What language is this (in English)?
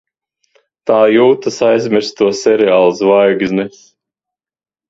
Latvian